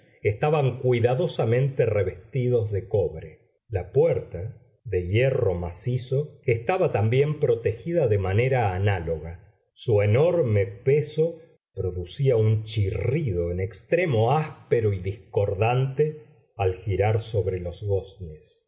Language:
Spanish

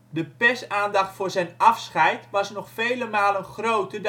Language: Dutch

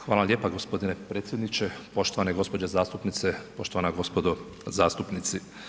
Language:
Croatian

